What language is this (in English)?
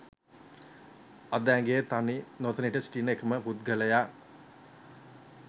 Sinhala